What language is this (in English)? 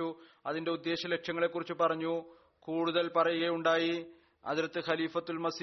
Malayalam